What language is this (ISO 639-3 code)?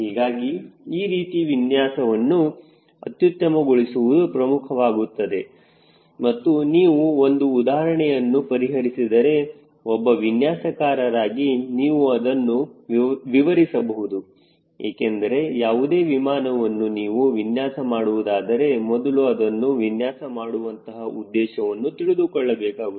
kan